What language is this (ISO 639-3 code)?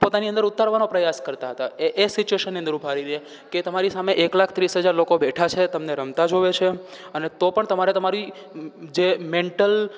guj